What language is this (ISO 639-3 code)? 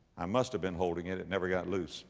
eng